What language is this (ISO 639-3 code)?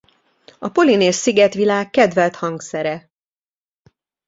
hun